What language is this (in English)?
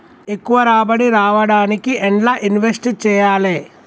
Telugu